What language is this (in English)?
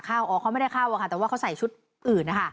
Thai